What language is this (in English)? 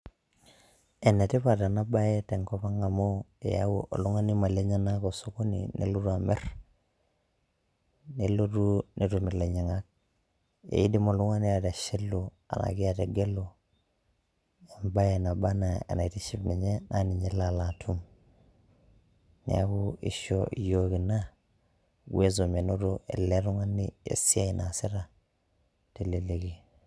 Masai